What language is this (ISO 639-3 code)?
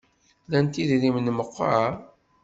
kab